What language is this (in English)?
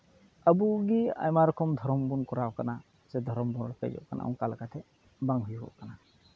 Santali